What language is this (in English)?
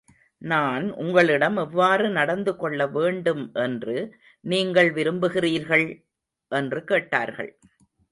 Tamil